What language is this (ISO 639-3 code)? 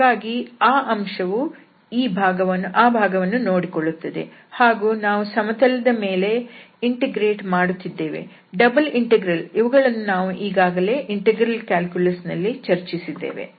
kan